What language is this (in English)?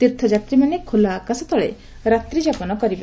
Odia